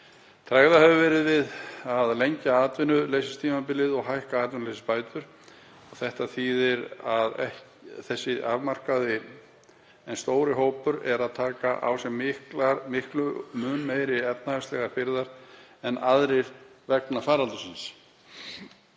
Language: Icelandic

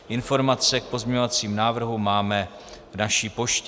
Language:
Czech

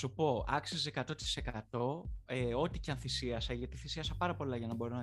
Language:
Greek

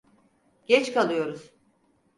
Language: Turkish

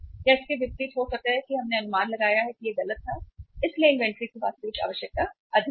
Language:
Hindi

